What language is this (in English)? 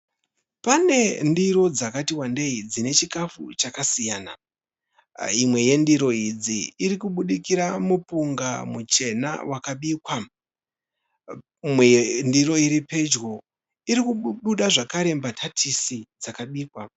Shona